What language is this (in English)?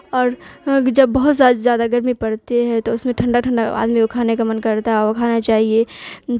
Urdu